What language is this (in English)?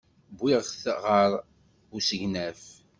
Kabyle